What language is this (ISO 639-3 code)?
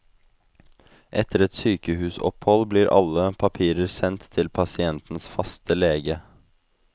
nor